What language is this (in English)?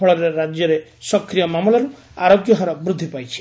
Odia